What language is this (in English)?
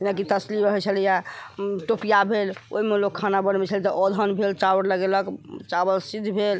Maithili